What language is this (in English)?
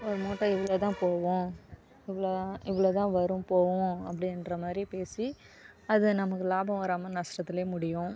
Tamil